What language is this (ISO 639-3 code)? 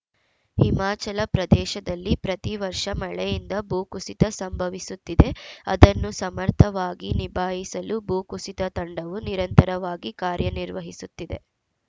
kan